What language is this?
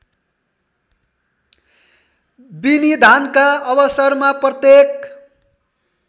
Nepali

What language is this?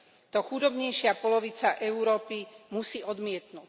Slovak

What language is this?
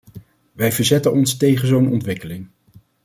Dutch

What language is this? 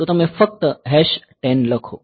Gujarati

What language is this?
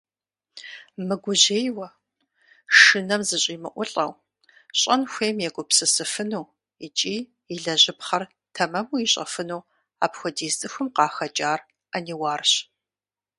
Kabardian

